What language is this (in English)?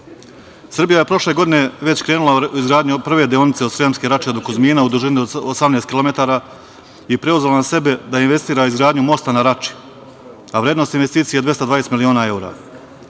Serbian